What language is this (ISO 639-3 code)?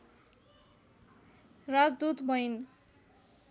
nep